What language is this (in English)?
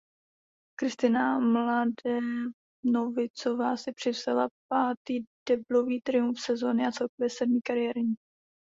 Czech